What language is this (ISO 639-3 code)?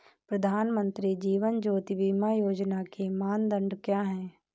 hin